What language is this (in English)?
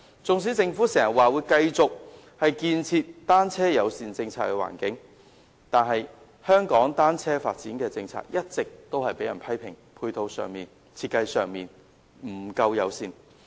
Cantonese